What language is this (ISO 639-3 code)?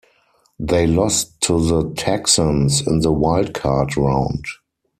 eng